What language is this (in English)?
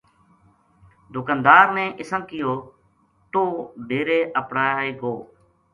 Gujari